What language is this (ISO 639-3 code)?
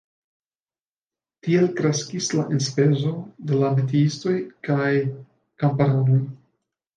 epo